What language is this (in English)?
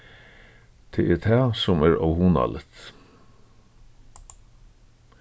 Faroese